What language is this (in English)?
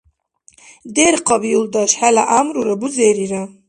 Dargwa